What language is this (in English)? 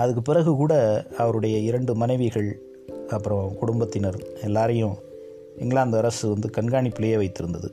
Tamil